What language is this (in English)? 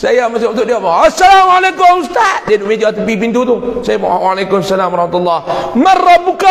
Malay